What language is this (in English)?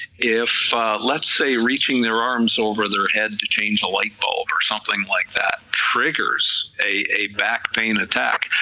English